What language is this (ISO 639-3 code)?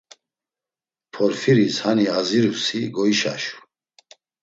lzz